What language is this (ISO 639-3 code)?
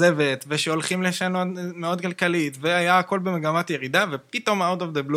heb